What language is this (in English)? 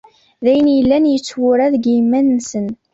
Kabyle